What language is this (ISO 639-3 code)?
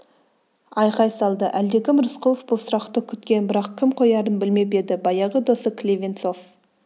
kaz